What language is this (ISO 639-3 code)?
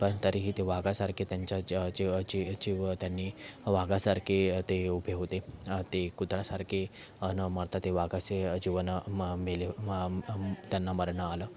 mar